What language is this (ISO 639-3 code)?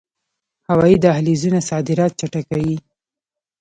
pus